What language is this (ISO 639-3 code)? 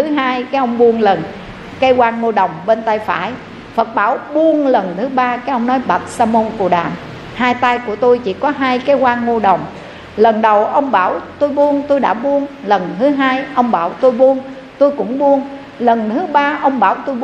vie